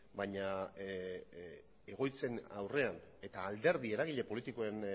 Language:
Basque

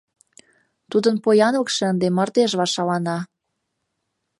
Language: Mari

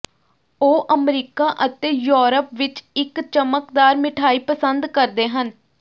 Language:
Punjabi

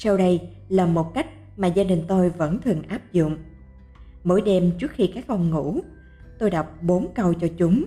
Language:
Vietnamese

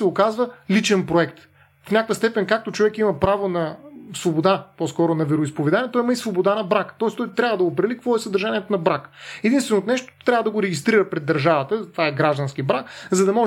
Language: Bulgarian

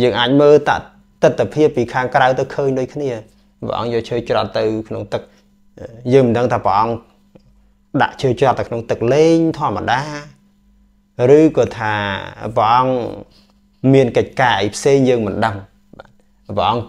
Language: Vietnamese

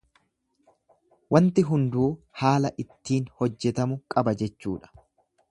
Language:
Oromo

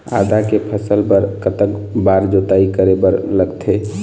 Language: Chhattisgarhi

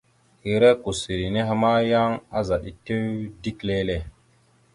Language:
Mada (Cameroon)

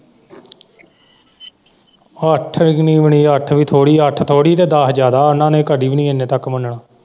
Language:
Punjabi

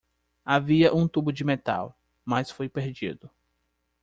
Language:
Portuguese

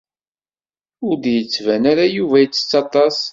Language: Kabyle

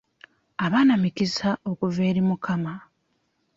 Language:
Ganda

